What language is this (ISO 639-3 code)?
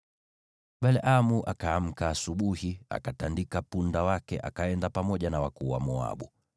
swa